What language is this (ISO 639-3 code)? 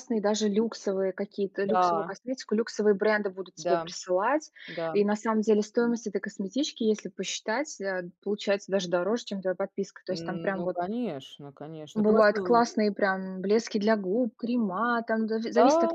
rus